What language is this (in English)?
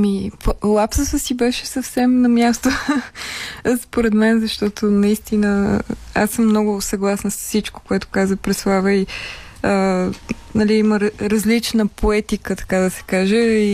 Bulgarian